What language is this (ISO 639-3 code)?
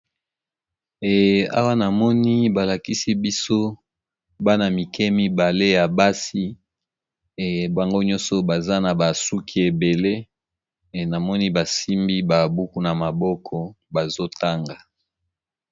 lin